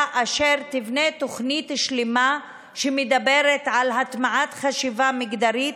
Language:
Hebrew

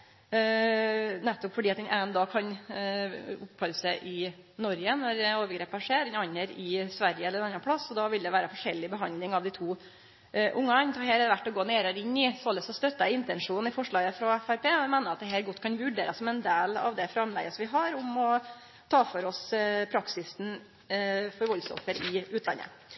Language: Norwegian Nynorsk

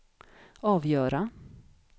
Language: Swedish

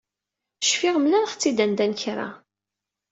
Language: Kabyle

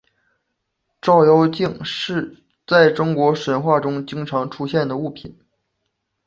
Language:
Chinese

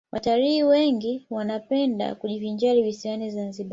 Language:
Swahili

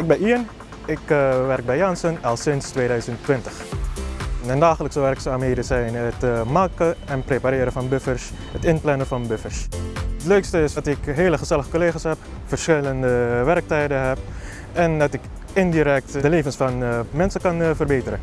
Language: Dutch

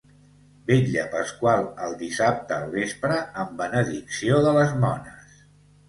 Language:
Catalan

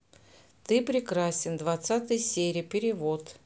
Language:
Russian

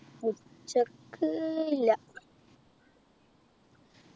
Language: Malayalam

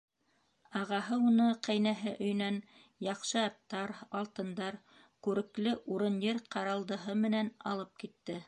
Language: Bashkir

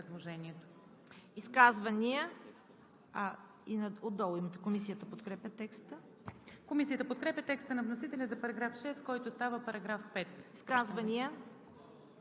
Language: Bulgarian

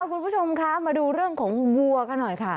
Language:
Thai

